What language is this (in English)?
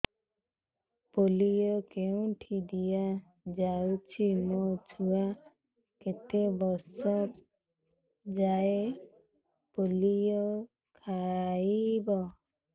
Odia